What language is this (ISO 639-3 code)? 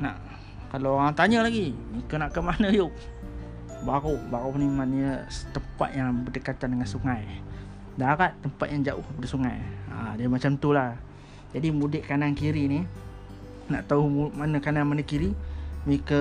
msa